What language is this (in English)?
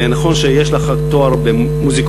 Hebrew